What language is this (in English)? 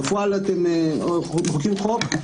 Hebrew